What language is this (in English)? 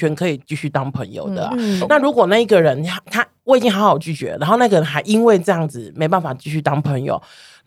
Chinese